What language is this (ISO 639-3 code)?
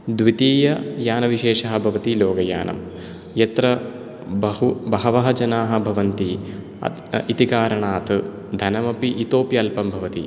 san